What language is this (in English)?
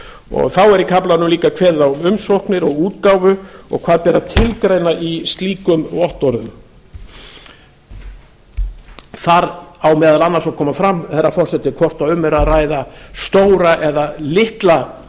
Icelandic